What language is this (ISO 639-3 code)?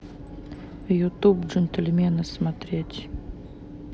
rus